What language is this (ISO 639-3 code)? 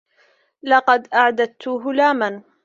ara